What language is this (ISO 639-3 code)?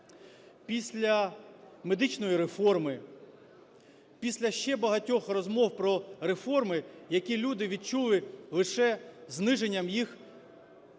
ukr